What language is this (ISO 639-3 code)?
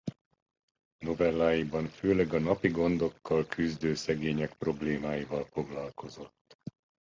hun